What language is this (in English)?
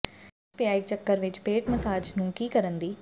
Punjabi